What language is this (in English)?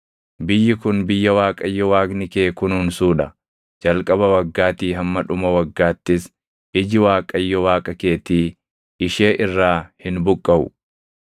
Oromo